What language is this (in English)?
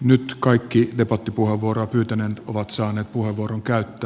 Finnish